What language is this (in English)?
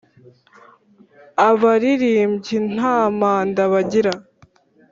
Kinyarwanda